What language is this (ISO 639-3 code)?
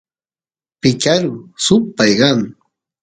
qus